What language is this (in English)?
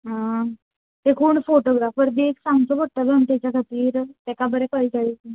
Konkani